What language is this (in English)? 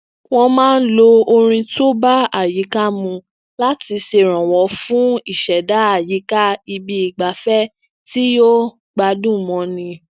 Yoruba